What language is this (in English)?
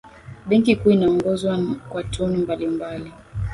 Swahili